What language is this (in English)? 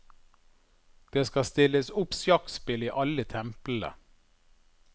Norwegian